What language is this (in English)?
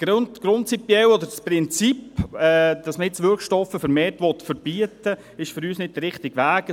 Swiss German